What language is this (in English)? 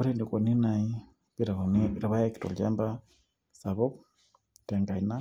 Masai